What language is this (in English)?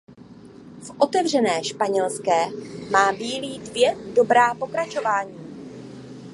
Czech